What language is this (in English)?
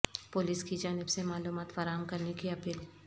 Urdu